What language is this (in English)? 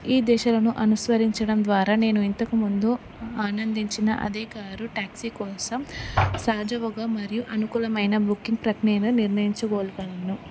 Telugu